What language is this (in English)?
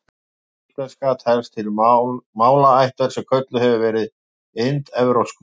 Icelandic